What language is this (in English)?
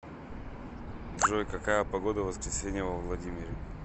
Russian